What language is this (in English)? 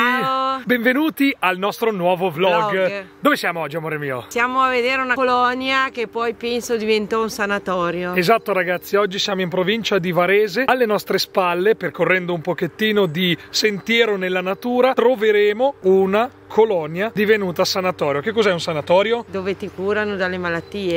Italian